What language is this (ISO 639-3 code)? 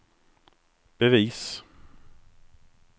swe